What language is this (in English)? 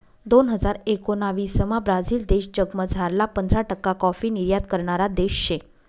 Marathi